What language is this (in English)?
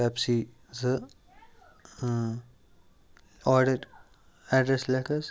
Kashmiri